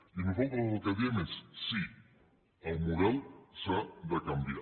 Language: Catalan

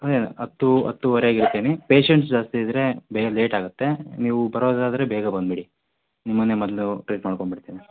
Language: Kannada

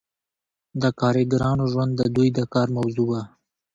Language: Pashto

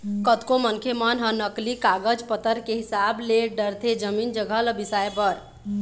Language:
Chhattisgarhi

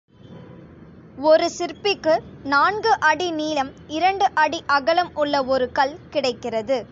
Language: Tamil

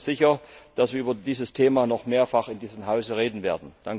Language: German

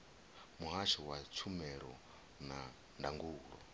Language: Venda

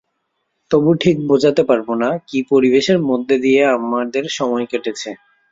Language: Bangla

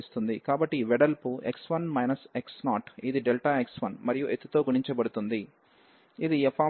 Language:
Telugu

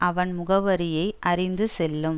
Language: Tamil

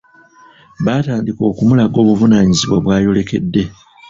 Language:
Ganda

